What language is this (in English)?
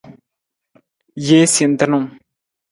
Nawdm